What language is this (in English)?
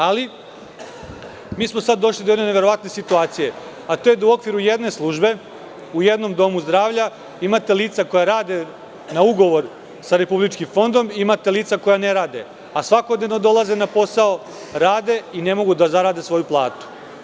Serbian